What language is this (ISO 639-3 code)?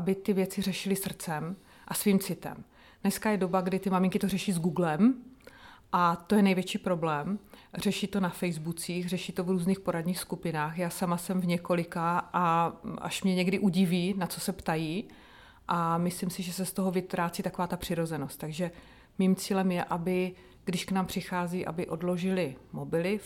ces